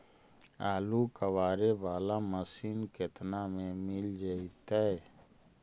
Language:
Magahi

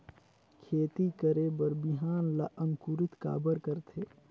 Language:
Chhattisgarhi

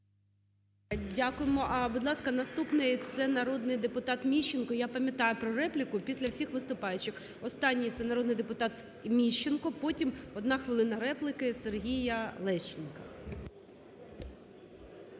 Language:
Ukrainian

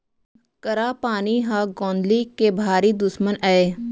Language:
Chhattisgarhi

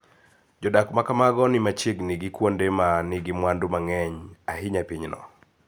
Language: Luo (Kenya and Tanzania)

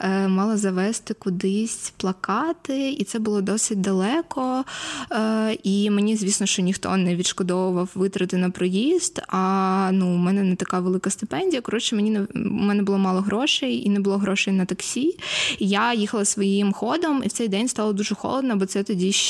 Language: Ukrainian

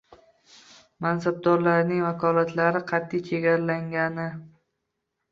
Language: Uzbek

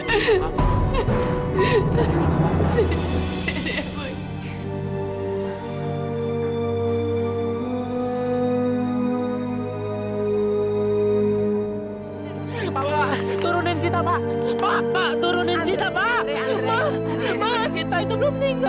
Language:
Indonesian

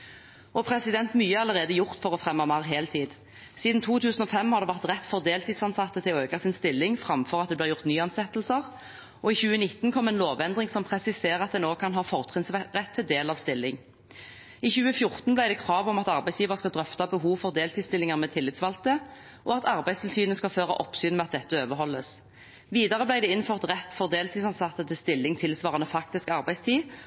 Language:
Norwegian Bokmål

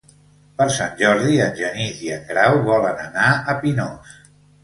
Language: Catalan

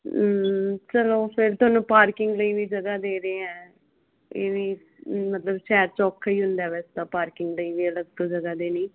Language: Punjabi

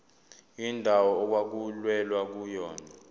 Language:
Zulu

